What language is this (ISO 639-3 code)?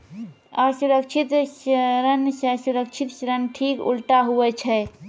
mai